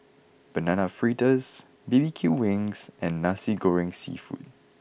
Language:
English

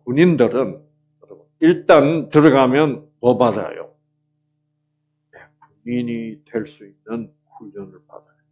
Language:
Korean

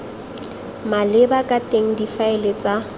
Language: Tswana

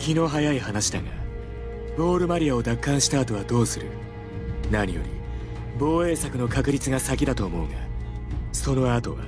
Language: Japanese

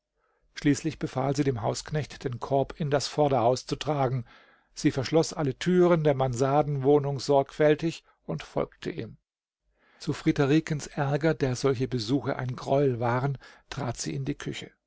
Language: German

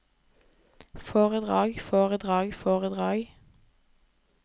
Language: Norwegian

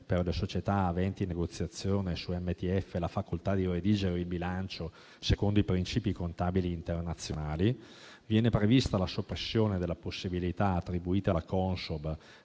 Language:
Italian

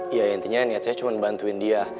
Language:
Indonesian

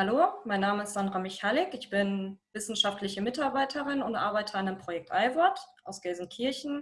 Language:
German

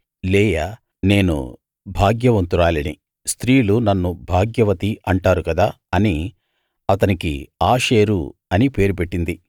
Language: Telugu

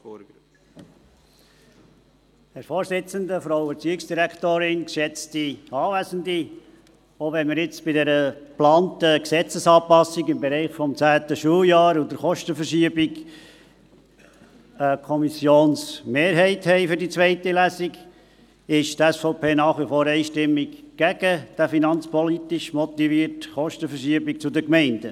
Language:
Swiss German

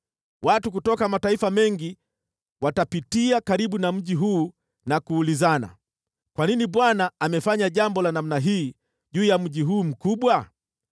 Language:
Swahili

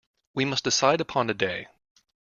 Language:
English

